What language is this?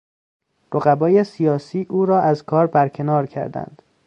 Persian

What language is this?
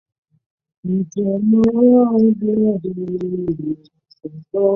Chinese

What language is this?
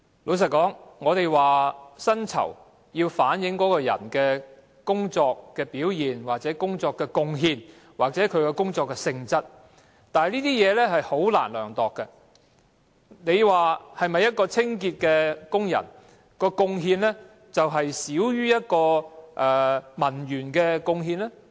Cantonese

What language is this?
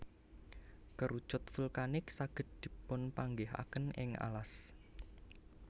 Javanese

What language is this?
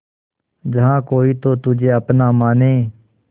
Hindi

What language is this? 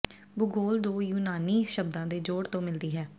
Punjabi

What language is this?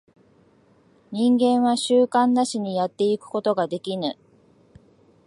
Japanese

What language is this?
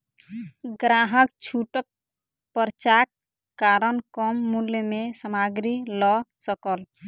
Maithili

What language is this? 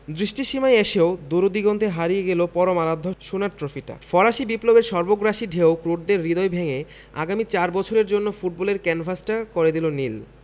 Bangla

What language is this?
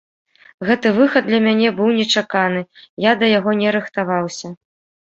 Belarusian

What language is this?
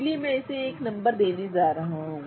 Hindi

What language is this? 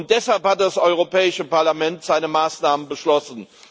German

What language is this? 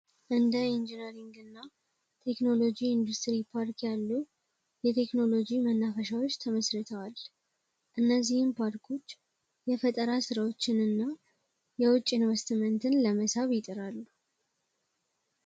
Amharic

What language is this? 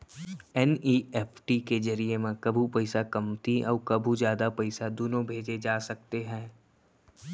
Chhattisgarhi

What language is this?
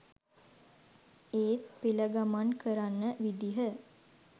Sinhala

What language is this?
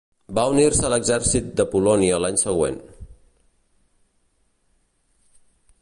Catalan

